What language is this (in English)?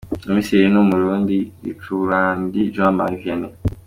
Kinyarwanda